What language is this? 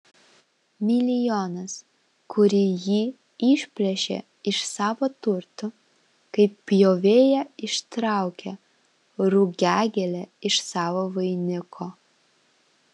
Lithuanian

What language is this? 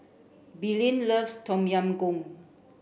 English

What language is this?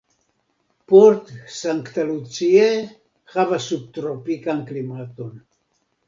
Esperanto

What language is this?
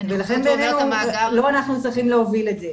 Hebrew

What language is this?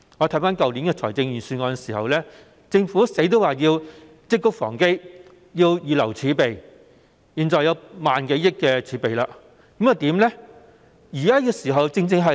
Cantonese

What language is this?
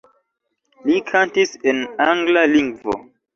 Esperanto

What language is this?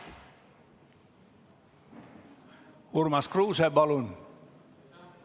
Estonian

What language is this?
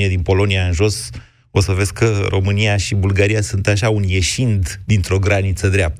Romanian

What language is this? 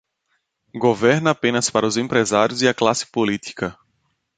Portuguese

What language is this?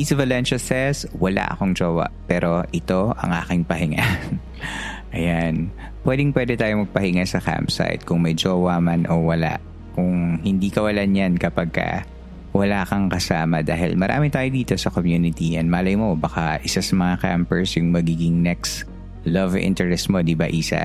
Filipino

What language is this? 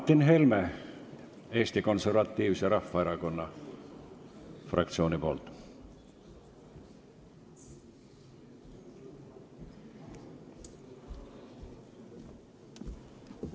Estonian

